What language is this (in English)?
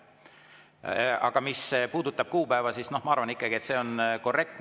Estonian